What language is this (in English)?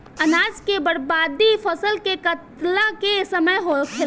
Bhojpuri